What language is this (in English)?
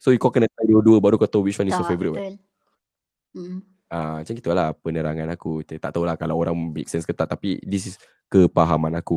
Malay